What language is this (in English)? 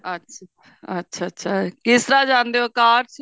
Punjabi